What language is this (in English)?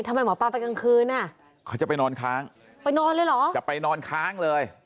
Thai